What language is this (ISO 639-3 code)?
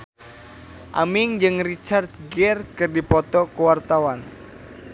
sun